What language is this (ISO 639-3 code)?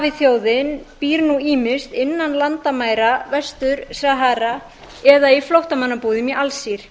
isl